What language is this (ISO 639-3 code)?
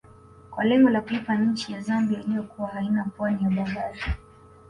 swa